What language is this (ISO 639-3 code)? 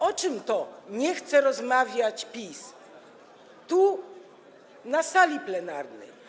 pol